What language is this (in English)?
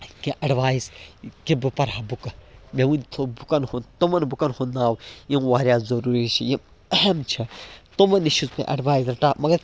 Kashmiri